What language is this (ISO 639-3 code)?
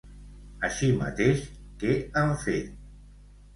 cat